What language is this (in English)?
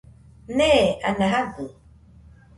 Nüpode Huitoto